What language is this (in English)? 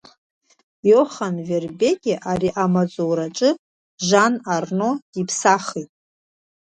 Abkhazian